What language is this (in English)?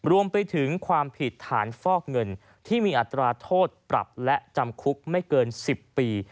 Thai